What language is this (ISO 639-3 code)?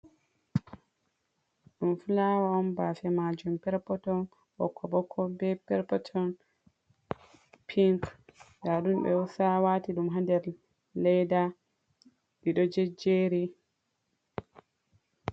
ful